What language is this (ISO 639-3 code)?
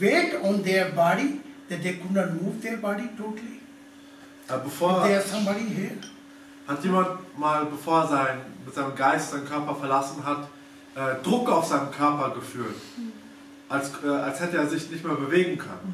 deu